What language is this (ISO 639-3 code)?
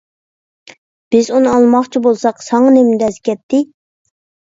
uig